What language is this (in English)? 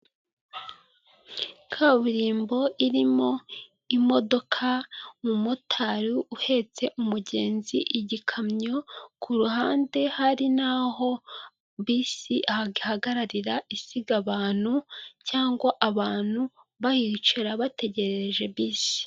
Kinyarwanda